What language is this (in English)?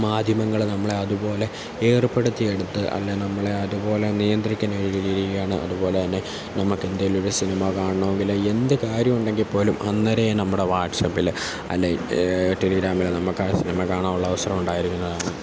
Malayalam